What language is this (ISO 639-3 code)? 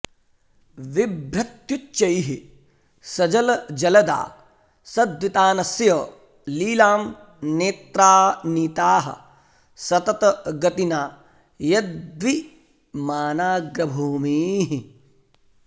san